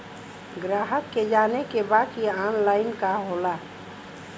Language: Bhojpuri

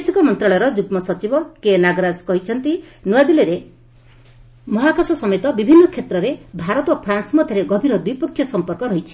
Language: Odia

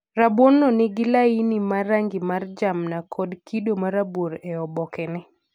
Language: Luo (Kenya and Tanzania)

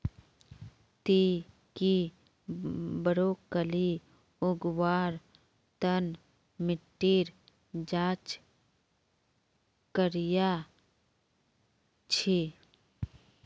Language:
Magahi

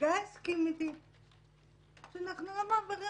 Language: Hebrew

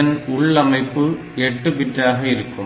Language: Tamil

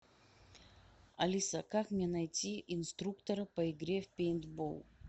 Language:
Russian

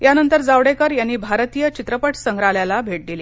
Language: Marathi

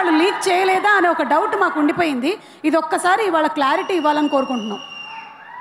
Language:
Telugu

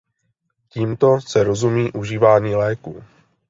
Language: Czech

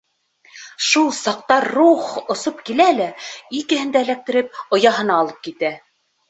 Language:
Bashkir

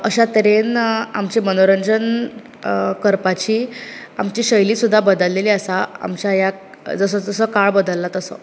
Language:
Konkani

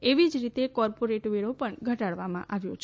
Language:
Gujarati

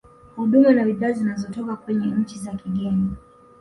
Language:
Swahili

